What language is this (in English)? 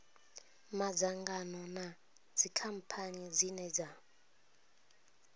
Venda